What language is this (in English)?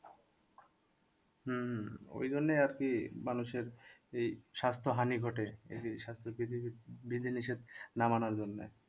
Bangla